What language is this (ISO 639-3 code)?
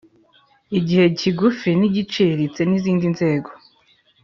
kin